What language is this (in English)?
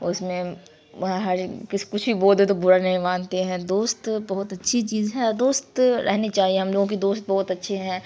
Urdu